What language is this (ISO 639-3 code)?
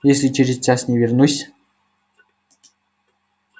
rus